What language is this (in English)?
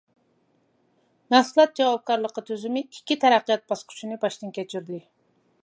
Uyghur